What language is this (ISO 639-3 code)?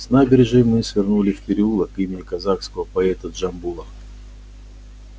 rus